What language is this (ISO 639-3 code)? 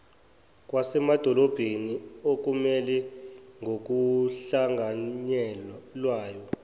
zul